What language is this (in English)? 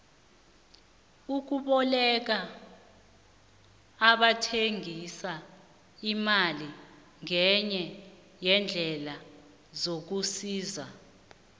South Ndebele